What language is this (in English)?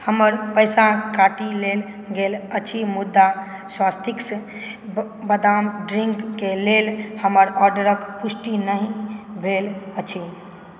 Maithili